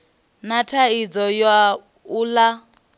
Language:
Venda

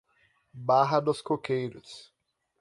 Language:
Portuguese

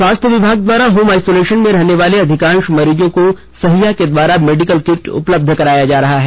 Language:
Hindi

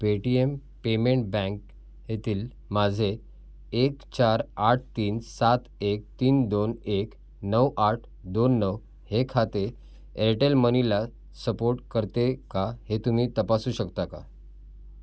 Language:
Marathi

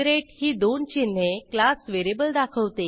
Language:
Marathi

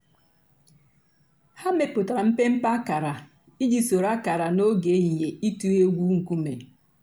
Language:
Igbo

